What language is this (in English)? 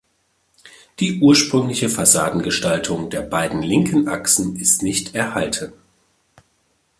German